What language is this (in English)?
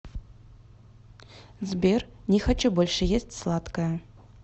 Russian